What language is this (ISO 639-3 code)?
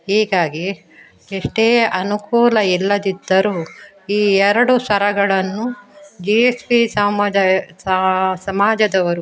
kan